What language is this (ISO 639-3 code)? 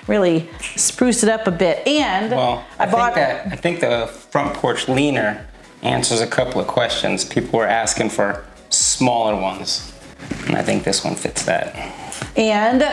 eng